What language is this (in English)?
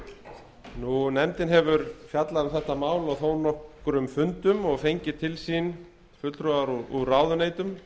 Icelandic